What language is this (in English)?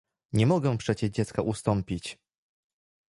Polish